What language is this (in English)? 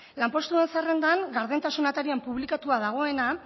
Basque